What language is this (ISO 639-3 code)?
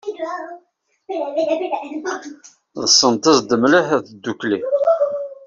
kab